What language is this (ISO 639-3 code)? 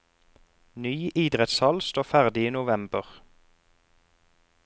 nor